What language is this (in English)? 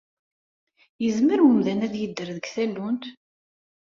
Kabyle